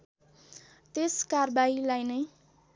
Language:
Nepali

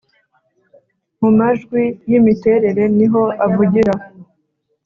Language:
Kinyarwanda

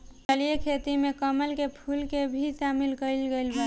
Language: Bhojpuri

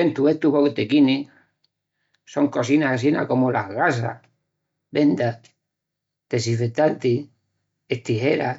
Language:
Extremaduran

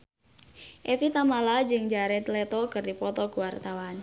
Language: Sundanese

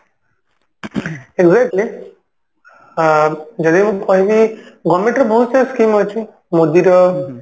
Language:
Odia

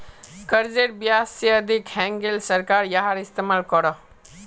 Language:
Magahi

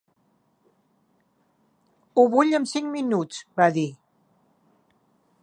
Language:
Catalan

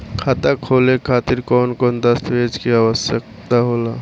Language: Bhojpuri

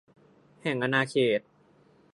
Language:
Thai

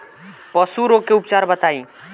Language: Bhojpuri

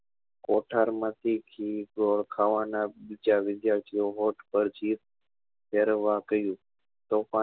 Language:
Gujarati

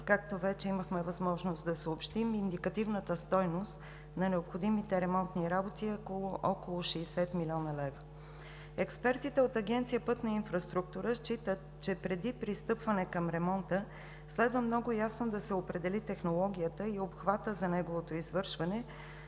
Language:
Bulgarian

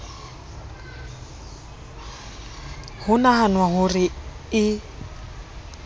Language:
Southern Sotho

